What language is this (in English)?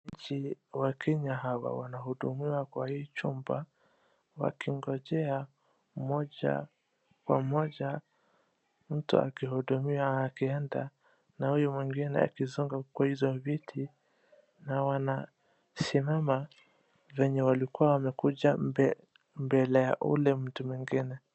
Swahili